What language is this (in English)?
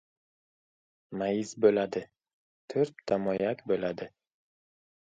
Uzbek